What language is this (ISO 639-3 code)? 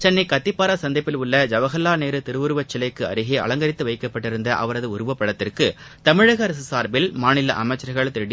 tam